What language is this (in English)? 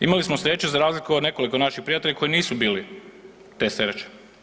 Croatian